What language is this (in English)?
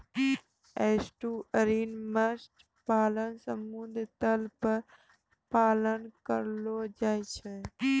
Maithili